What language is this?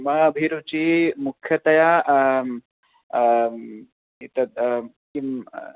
Sanskrit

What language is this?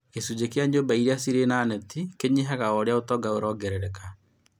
Kikuyu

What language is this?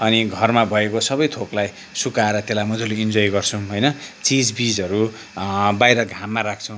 Nepali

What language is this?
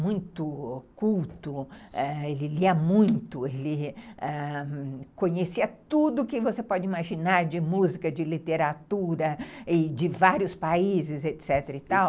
Portuguese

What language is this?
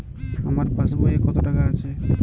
Bangla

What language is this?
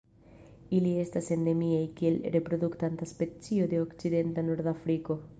Esperanto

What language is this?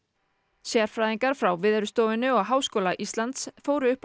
Icelandic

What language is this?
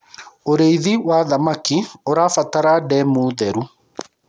Kikuyu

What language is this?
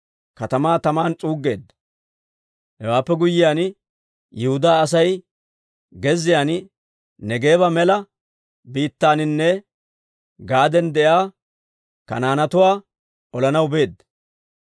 Dawro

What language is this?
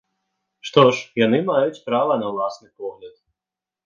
Belarusian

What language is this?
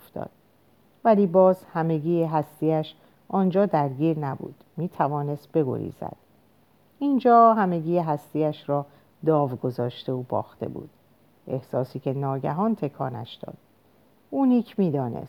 Persian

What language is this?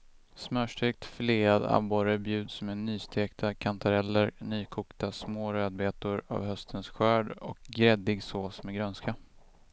Swedish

